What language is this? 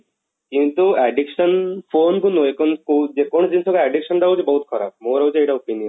Odia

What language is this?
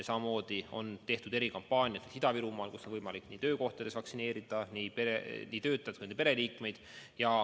Estonian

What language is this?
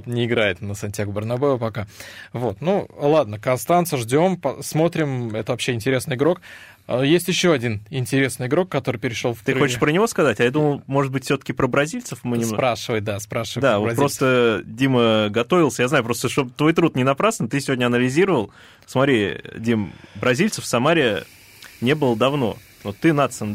Russian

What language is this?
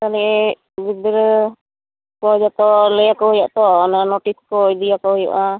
Santali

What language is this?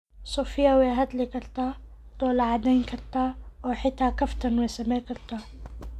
Somali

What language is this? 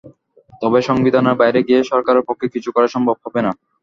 Bangla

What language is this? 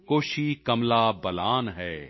Punjabi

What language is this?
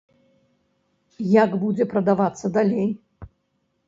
Belarusian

